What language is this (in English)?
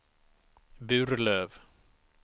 Swedish